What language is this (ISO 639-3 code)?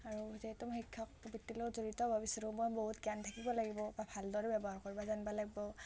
asm